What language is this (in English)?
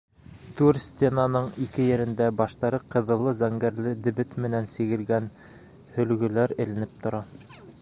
Bashkir